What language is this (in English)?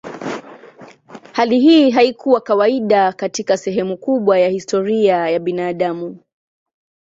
Swahili